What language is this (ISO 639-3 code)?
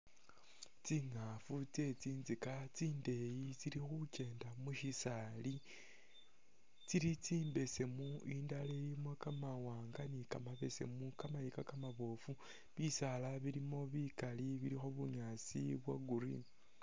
myx